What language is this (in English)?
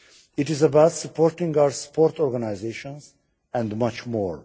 English